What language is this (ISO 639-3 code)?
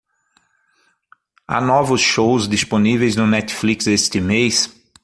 por